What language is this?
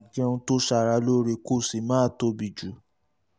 Yoruba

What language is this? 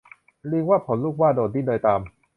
Thai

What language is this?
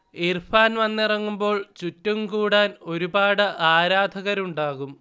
Malayalam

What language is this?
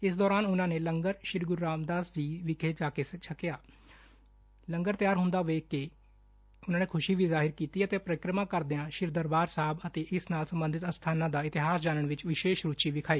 Punjabi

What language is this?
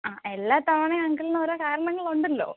Malayalam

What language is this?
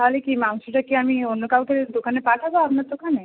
Bangla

